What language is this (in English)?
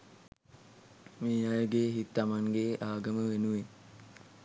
Sinhala